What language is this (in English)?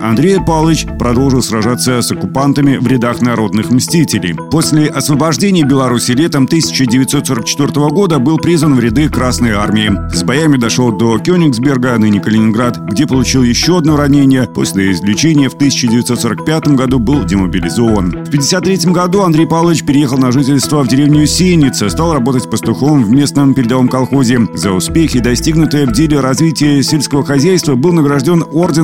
Russian